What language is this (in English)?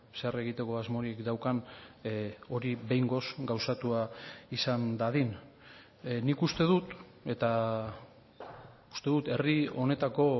Basque